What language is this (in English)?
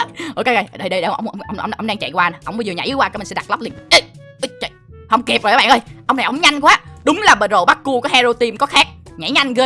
Vietnamese